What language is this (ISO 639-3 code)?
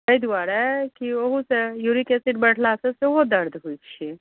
mai